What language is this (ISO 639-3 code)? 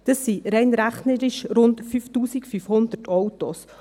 gsw